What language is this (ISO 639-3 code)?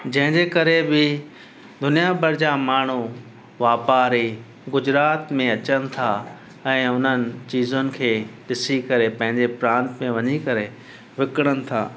snd